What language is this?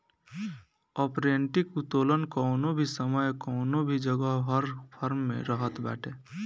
Bhojpuri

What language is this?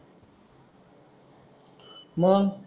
Marathi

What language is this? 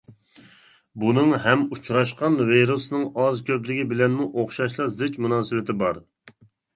Uyghur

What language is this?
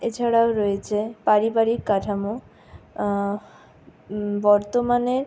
Bangla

